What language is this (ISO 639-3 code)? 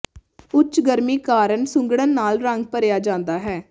pan